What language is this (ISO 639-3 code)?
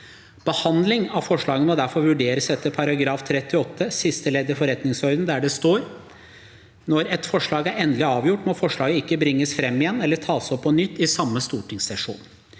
nor